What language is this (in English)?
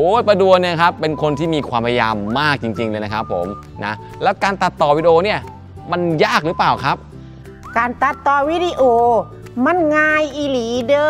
Thai